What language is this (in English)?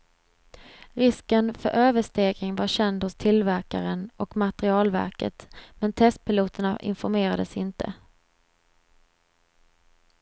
Swedish